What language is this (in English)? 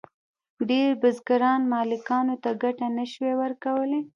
Pashto